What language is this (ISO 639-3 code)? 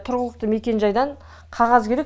kaz